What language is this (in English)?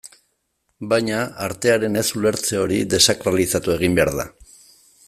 Basque